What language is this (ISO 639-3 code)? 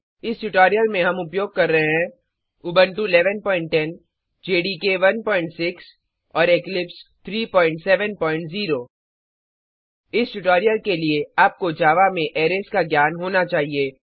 hin